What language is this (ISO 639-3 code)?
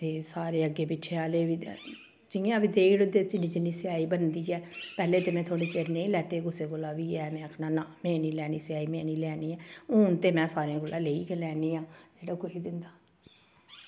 doi